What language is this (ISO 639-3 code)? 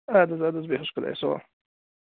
kas